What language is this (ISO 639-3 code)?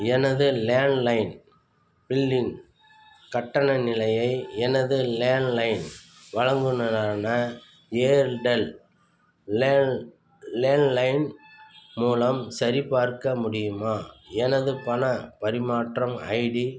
tam